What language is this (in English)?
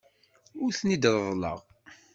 Kabyle